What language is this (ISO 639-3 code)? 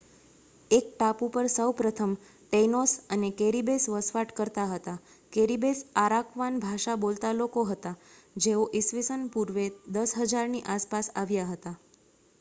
guj